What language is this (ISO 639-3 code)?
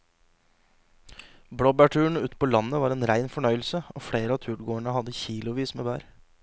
nor